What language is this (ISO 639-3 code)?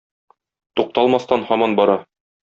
tat